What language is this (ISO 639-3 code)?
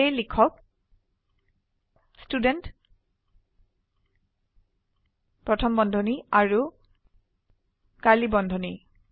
asm